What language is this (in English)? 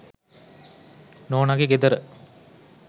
Sinhala